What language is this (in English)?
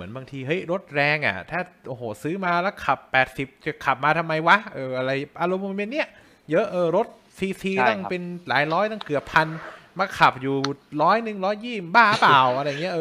Thai